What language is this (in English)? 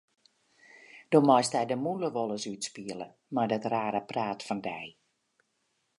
Western Frisian